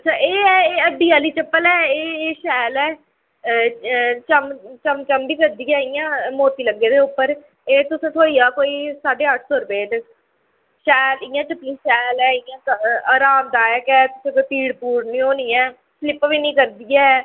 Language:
Dogri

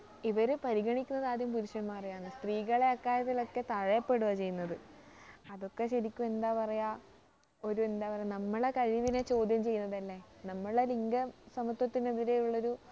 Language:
Malayalam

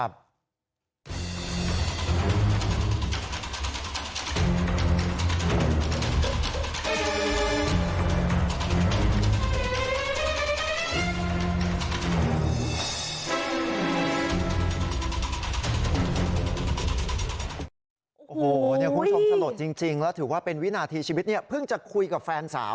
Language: Thai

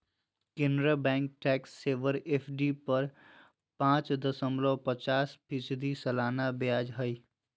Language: Magahi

